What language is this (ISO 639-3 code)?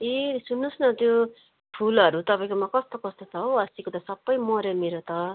nep